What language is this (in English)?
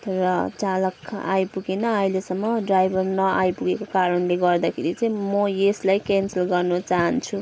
Nepali